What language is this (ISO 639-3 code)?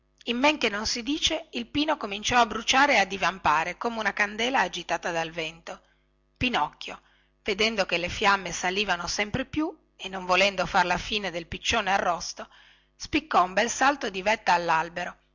ita